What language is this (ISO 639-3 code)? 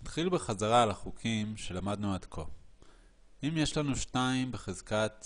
heb